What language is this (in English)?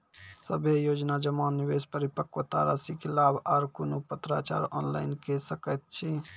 Maithili